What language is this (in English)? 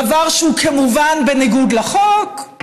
Hebrew